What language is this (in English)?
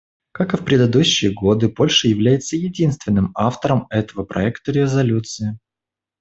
Russian